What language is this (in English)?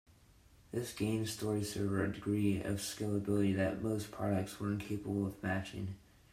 English